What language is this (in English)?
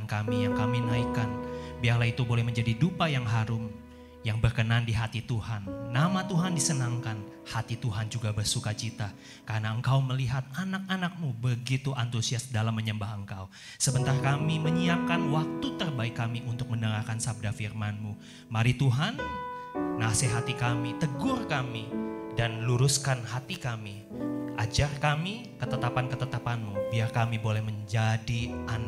Indonesian